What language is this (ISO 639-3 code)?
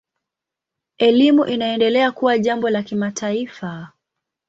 swa